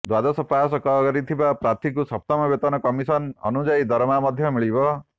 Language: Odia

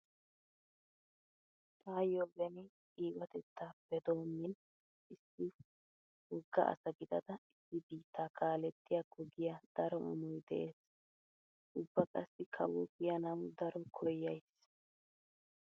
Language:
Wolaytta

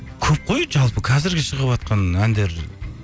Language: Kazakh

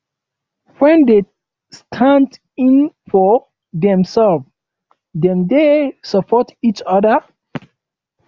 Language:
Nigerian Pidgin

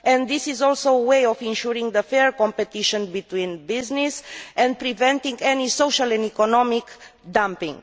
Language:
English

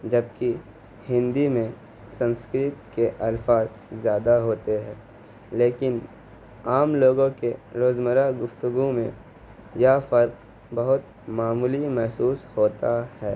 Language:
Urdu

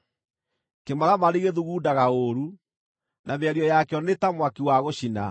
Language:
Kikuyu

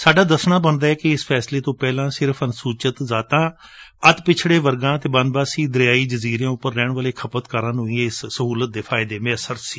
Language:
Punjabi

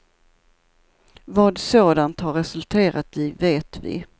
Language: Swedish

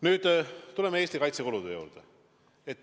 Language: Estonian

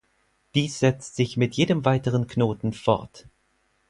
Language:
German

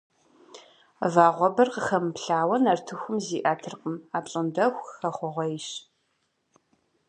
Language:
Kabardian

